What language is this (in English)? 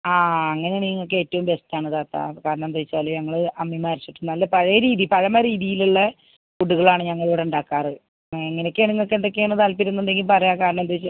Malayalam